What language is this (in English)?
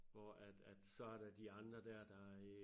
Danish